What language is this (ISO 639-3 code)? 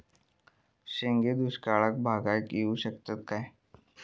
mar